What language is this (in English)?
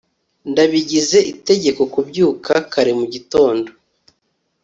Kinyarwanda